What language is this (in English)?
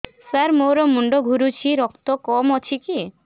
Odia